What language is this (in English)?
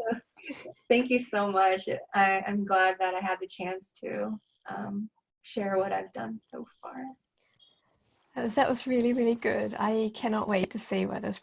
English